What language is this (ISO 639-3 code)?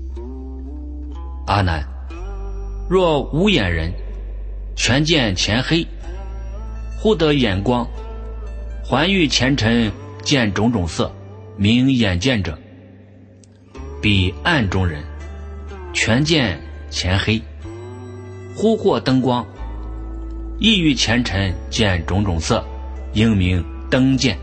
zho